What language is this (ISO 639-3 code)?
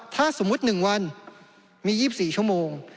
tha